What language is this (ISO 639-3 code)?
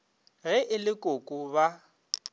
nso